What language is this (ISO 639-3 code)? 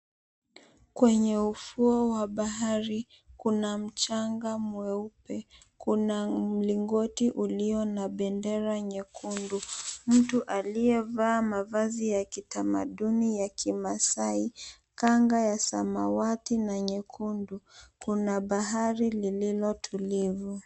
swa